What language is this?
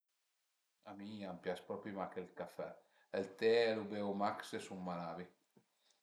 Piedmontese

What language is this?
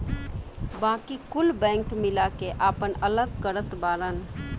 Bhojpuri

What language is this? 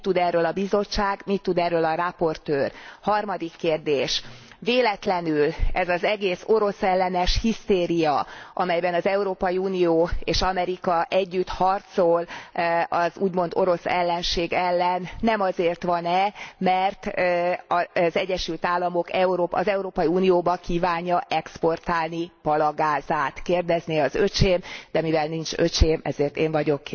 Hungarian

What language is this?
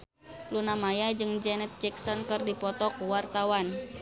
Sundanese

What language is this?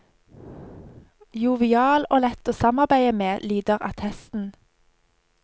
Norwegian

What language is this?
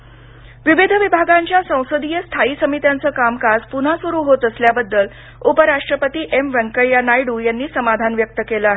Marathi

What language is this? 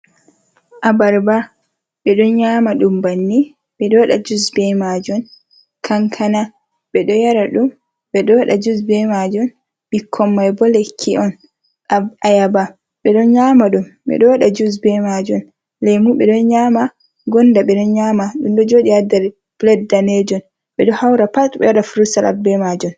Fula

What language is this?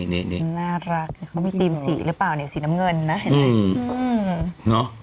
Thai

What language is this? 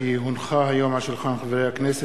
Hebrew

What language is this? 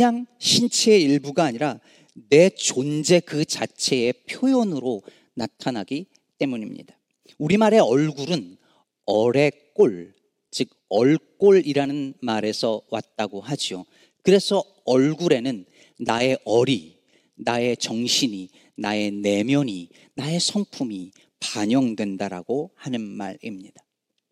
Korean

